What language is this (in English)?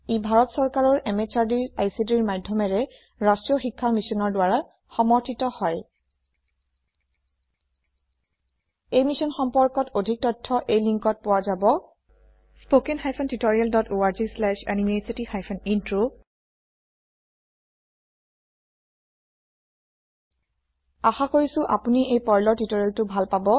Assamese